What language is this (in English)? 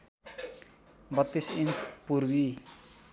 Nepali